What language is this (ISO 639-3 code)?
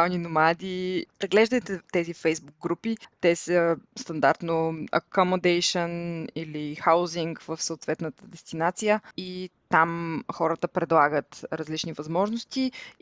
bul